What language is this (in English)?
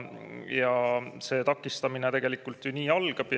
Estonian